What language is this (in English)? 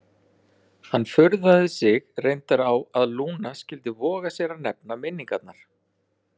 Icelandic